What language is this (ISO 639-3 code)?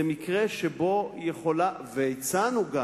heb